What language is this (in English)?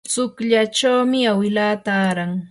Yanahuanca Pasco Quechua